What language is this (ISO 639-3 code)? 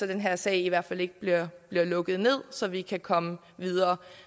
dan